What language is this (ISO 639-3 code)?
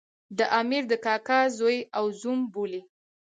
pus